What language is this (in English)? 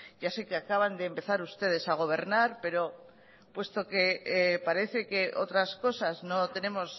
Spanish